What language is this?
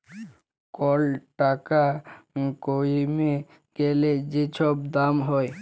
Bangla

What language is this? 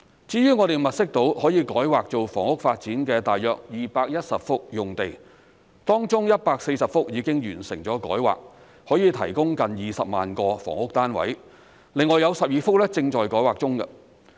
Cantonese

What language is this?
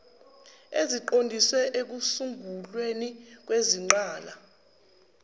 Zulu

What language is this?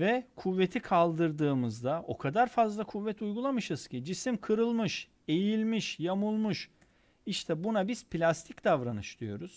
Turkish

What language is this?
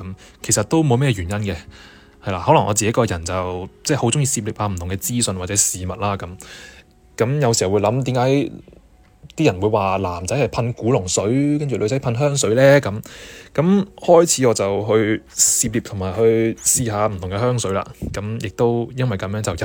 Chinese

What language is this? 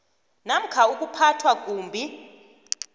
South Ndebele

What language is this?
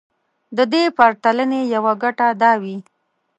Pashto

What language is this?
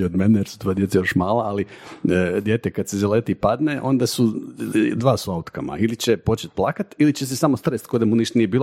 Croatian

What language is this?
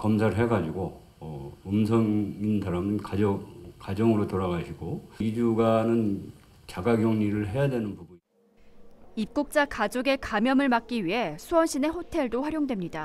Korean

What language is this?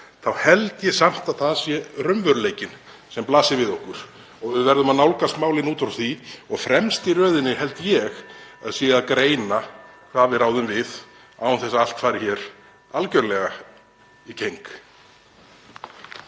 Icelandic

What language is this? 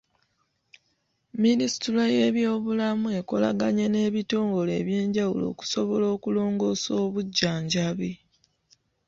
Ganda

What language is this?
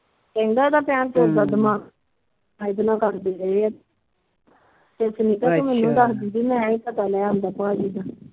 Punjabi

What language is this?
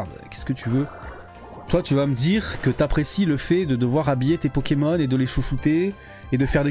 French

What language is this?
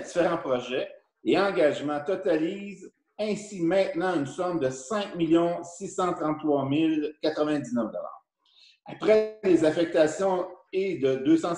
French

